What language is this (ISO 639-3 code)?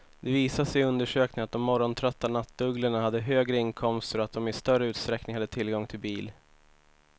swe